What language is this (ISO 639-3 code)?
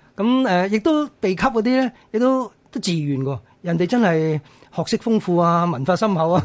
zho